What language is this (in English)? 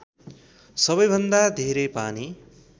Nepali